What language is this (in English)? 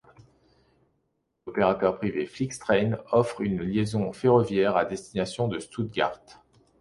French